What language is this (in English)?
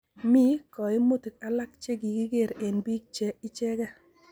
Kalenjin